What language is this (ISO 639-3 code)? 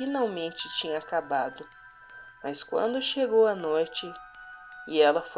por